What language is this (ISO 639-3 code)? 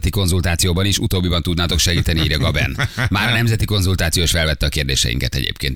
hun